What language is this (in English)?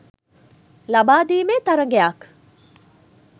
Sinhala